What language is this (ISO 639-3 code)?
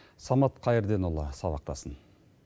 kaz